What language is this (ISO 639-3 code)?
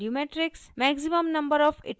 hin